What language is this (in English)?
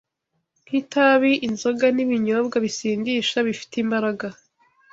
Kinyarwanda